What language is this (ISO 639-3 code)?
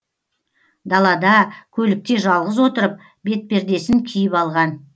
kaz